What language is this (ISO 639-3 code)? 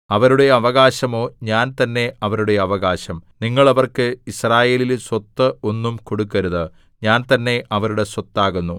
mal